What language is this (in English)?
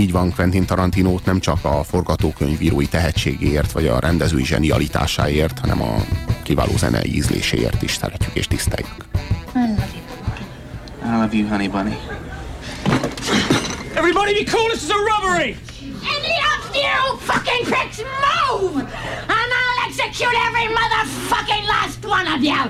Hungarian